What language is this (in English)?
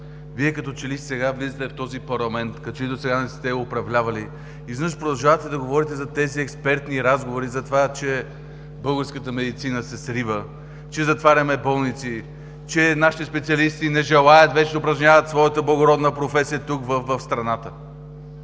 Bulgarian